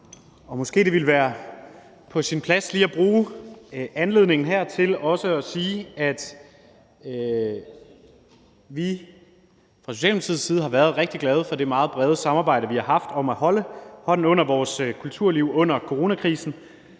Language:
Danish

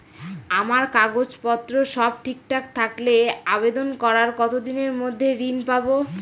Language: Bangla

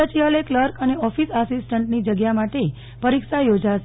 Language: Gujarati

